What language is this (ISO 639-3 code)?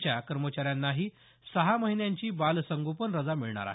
mar